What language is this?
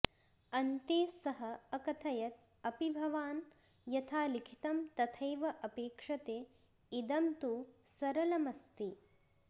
Sanskrit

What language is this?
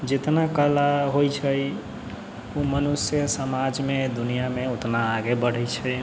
Maithili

